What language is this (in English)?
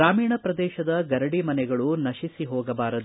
Kannada